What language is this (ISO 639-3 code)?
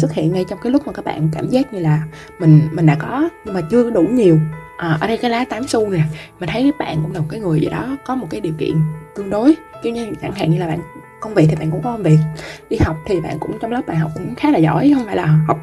vie